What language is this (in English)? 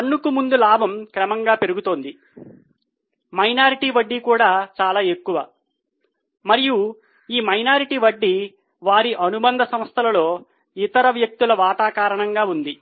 Telugu